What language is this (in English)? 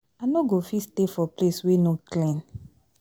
Nigerian Pidgin